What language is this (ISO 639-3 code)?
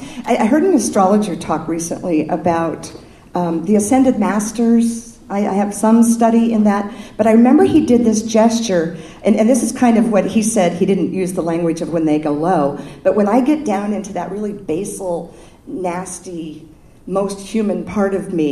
eng